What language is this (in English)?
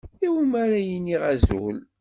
Kabyle